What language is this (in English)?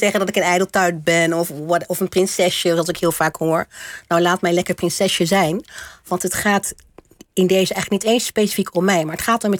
Dutch